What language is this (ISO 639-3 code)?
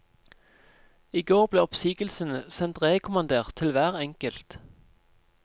nor